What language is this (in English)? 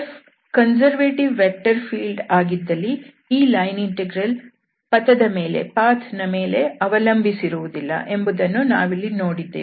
Kannada